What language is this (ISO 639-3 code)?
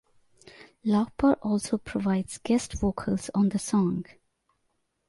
eng